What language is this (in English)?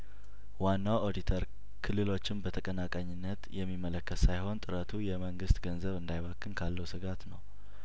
Amharic